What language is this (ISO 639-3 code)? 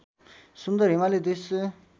nep